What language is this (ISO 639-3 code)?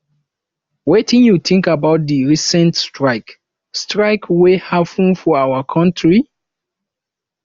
pcm